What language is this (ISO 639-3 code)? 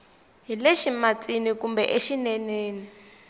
tso